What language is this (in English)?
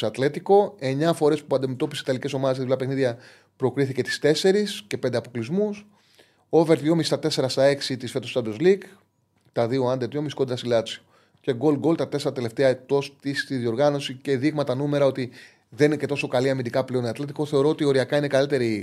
Greek